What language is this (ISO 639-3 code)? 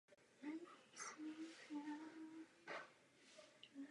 ces